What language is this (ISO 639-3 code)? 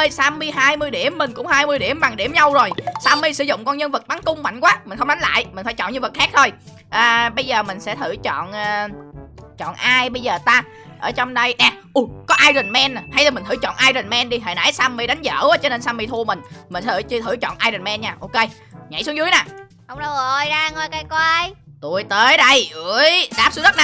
vie